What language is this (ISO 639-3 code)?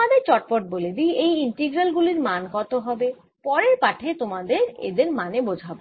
ben